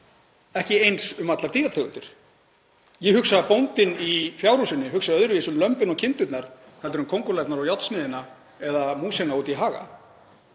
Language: Icelandic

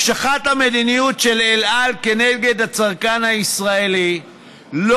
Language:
Hebrew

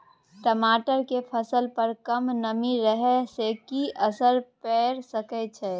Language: Maithili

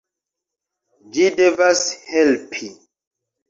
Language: Esperanto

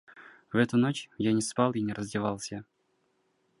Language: Russian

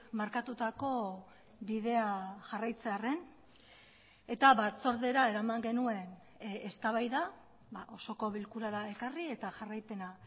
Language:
Basque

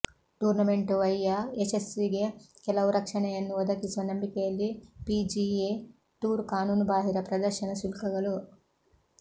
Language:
Kannada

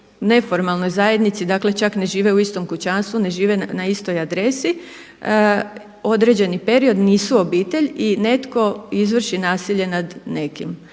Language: Croatian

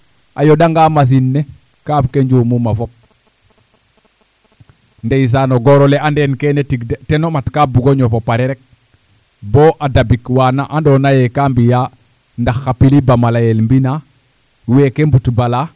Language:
Serer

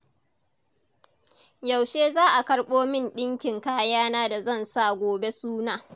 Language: Hausa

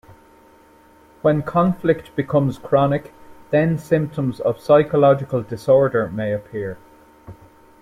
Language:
English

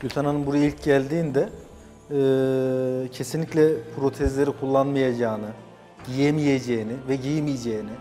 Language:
Turkish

